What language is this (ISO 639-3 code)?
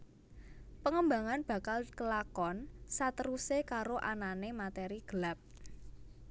jav